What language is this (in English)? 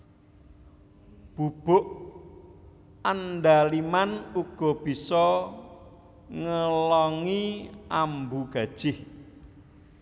Javanese